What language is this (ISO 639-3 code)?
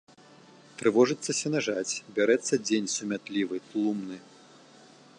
bel